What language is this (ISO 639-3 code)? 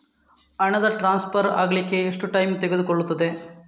kan